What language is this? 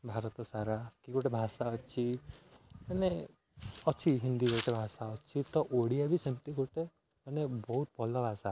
Odia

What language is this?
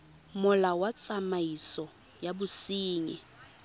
Tswana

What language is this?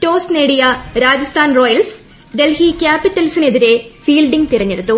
Malayalam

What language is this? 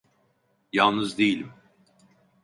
Turkish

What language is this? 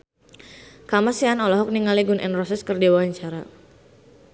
Sundanese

